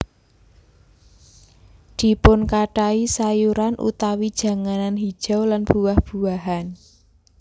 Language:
Javanese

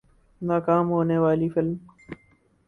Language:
Urdu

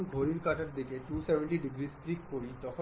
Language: Bangla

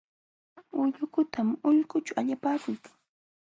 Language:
Jauja Wanca Quechua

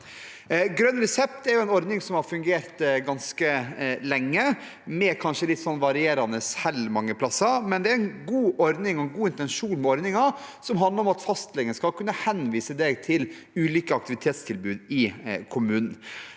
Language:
Norwegian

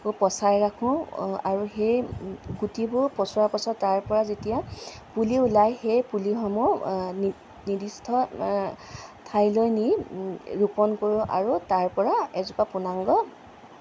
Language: Assamese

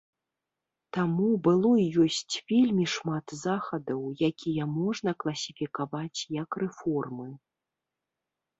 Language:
Belarusian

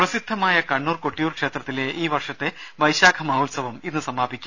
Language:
Malayalam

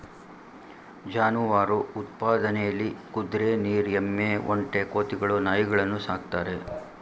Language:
Kannada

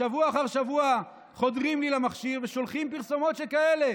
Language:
Hebrew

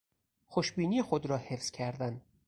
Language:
Persian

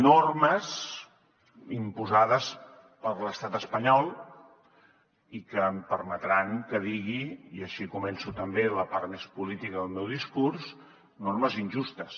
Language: Catalan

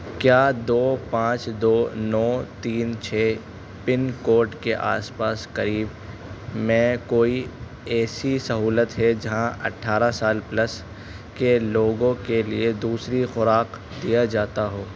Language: Urdu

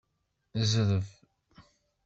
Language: Kabyle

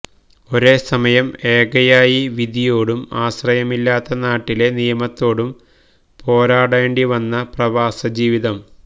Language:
Malayalam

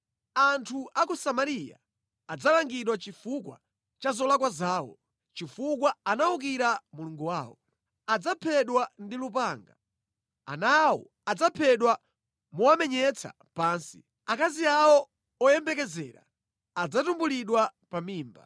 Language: Nyanja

